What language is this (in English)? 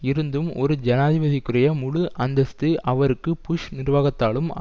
Tamil